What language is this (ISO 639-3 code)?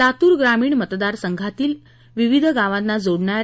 mar